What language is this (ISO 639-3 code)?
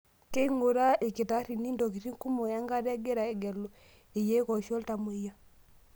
mas